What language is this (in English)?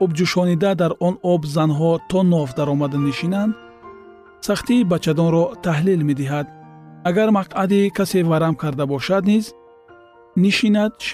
Persian